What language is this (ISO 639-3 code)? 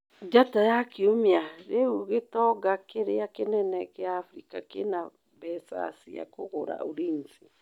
kik